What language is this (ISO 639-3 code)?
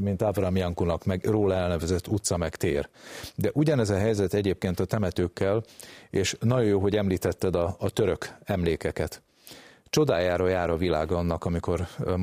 hun